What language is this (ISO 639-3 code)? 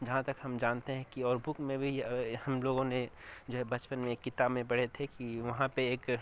urd